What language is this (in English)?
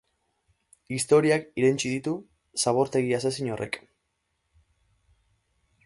Basque